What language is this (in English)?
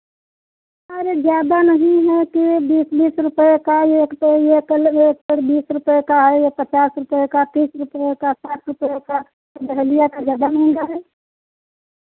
Hindi